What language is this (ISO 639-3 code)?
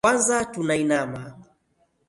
swa